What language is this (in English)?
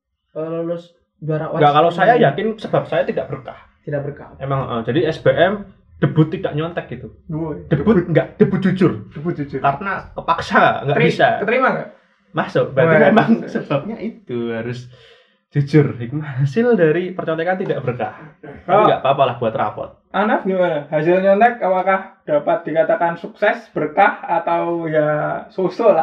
Indonesian